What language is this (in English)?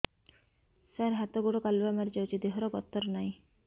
Odia